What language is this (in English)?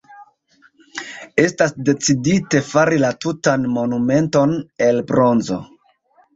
Esperanto